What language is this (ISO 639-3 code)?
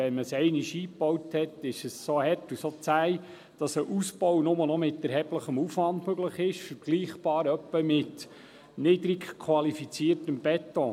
gsw